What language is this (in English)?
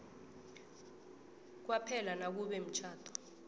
South Ndebele